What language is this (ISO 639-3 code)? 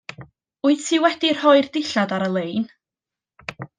cym